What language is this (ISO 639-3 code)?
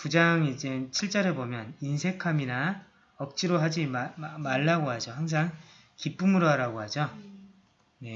kor